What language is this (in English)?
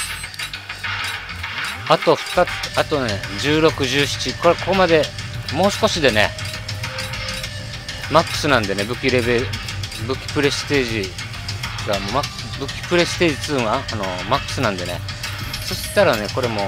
Japanese